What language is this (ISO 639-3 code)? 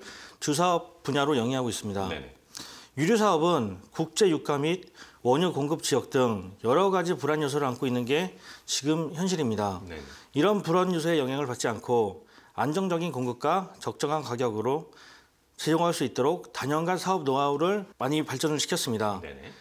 kor